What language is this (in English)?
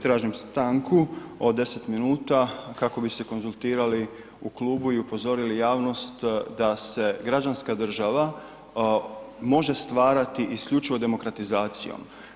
Croatian